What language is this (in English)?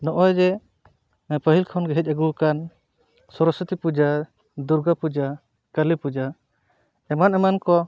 Santali